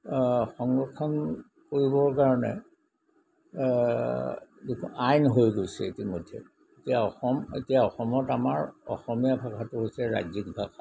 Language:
Assamese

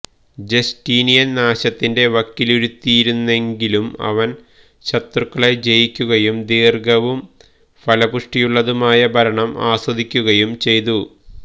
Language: Malayalam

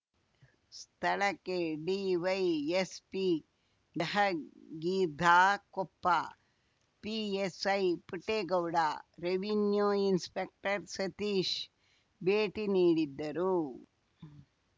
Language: Kannada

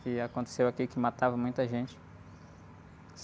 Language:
Portuguese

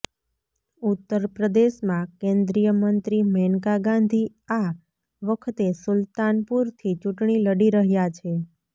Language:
Gujarati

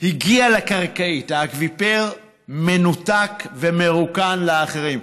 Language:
Hebrew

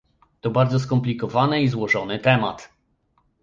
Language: Polish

